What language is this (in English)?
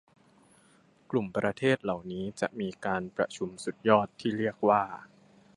Thai